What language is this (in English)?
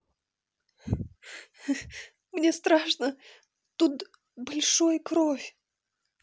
Russian